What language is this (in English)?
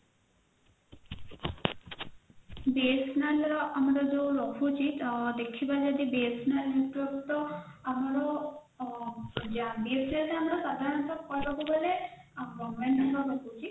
Odia